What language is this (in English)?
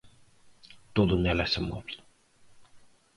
Galician